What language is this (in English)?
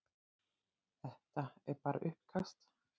Icelandic